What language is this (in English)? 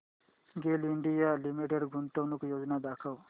Marathi